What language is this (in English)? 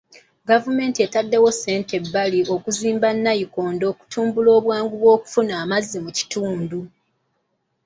Ganda